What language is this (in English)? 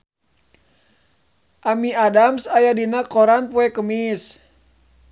Sundanese